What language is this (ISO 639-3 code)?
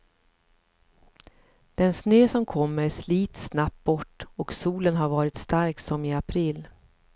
swe